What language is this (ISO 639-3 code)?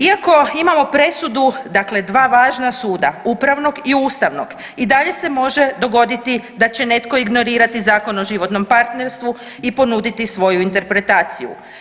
hrv